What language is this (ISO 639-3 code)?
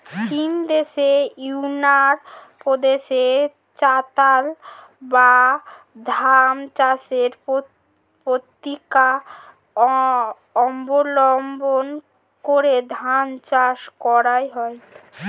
ben